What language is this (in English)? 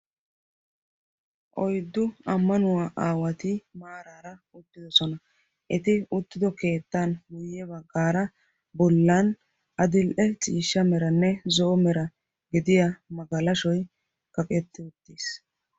Wolaytta